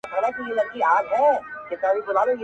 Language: Pashto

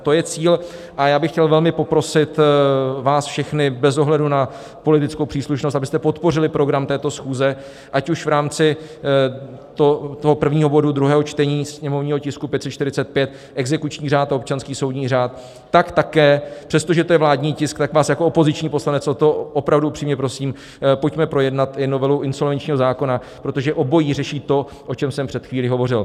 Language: Czech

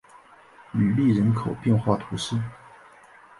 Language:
Chinese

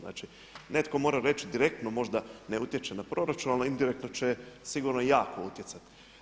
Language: Croatian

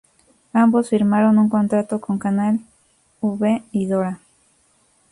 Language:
Spanish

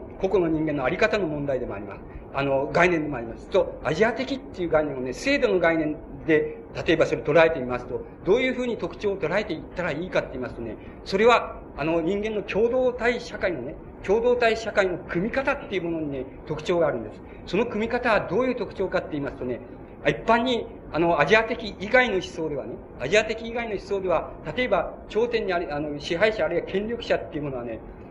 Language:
Japanese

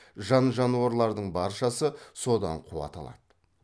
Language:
Kazakh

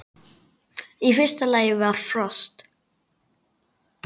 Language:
Icelandic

